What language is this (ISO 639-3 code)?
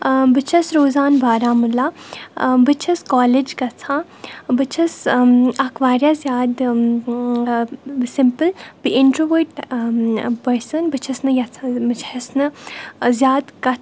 kas